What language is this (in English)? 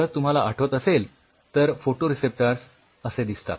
Marathi